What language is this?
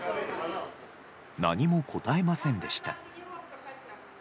Japanese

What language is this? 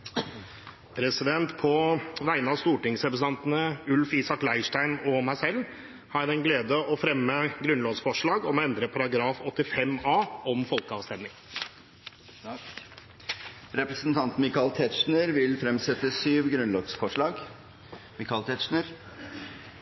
Norwegian Bokmål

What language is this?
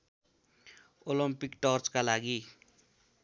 Nepali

